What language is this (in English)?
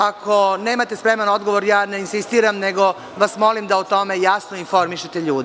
Serbian